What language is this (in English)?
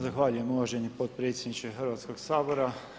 Croatian